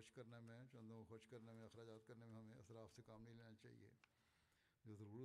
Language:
Bulgarian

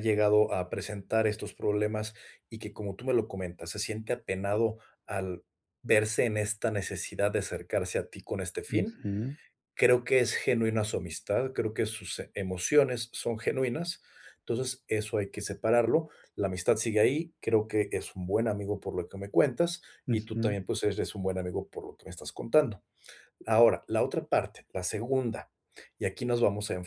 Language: Spanish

